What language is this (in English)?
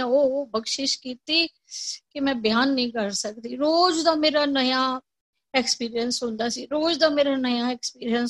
Punjabi